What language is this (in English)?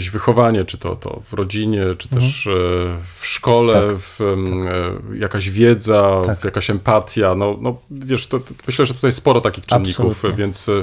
Polish